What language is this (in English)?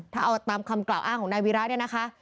Thai